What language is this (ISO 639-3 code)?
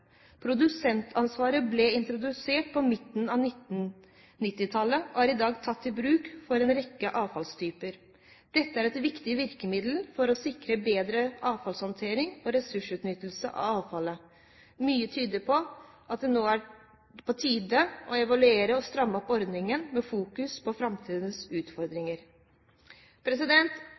nob